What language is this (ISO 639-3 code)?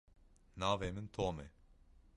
kur